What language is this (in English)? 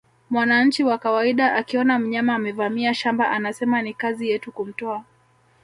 Swahili